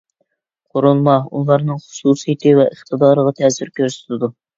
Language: Uyghur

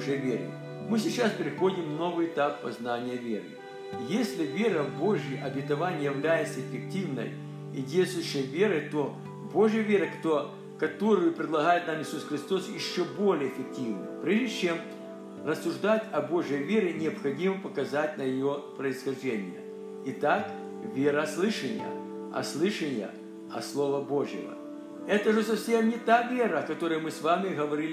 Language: Russian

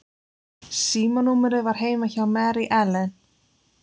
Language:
Icelandic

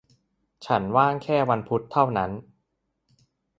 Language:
Thai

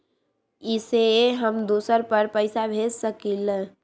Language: Magahi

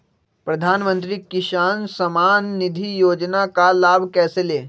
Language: Magahi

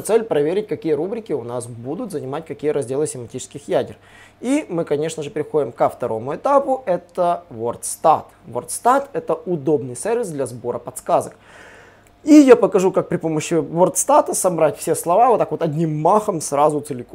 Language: Russian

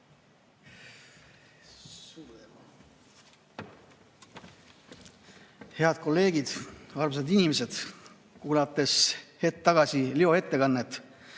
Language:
Estonian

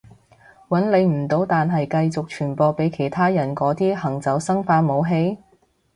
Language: Cantonese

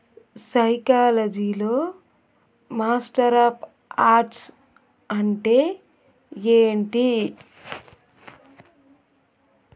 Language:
Telugu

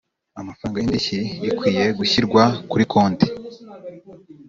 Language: Kinyarwanda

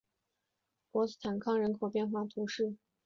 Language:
Chinese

